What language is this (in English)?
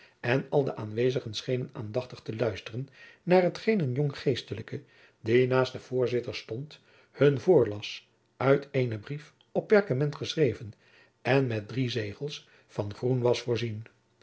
Dutch